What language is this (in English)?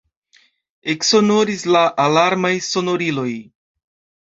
Esperanto